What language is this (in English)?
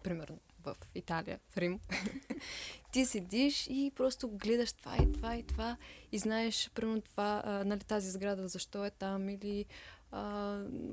Bulgarian